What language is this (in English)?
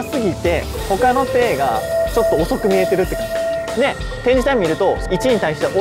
Japanese